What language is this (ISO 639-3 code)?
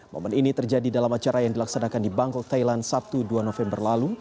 ind